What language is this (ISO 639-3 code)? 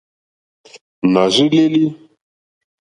bri